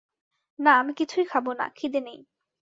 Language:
Bangla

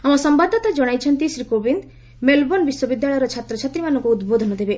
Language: Odia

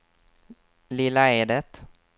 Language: Swedish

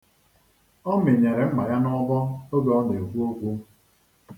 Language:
Igbo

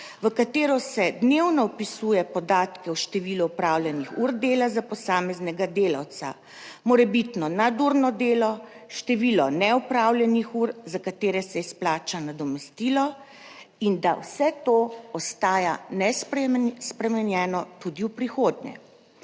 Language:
Slovenian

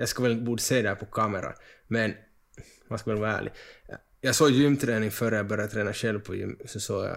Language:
Swedish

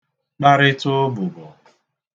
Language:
Igbo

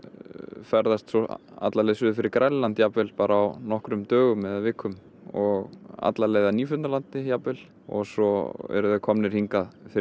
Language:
Icelandic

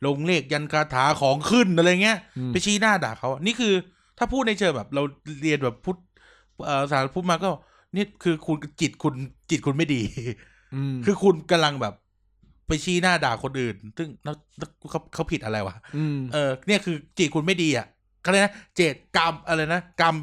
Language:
Thai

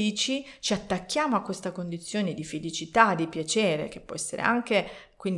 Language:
Italian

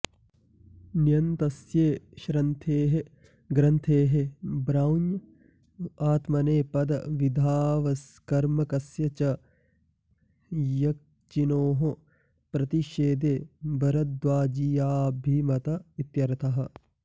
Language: Sanskrit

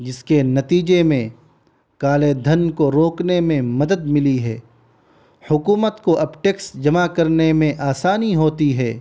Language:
Urdu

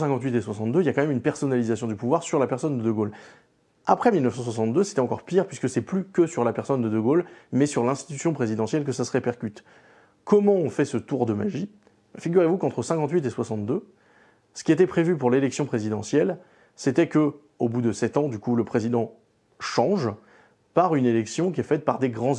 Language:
French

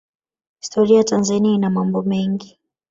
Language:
Swahili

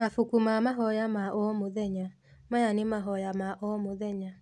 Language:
Kikuyu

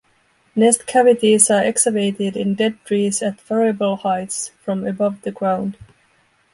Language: English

